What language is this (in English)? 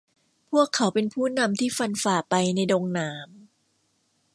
Thai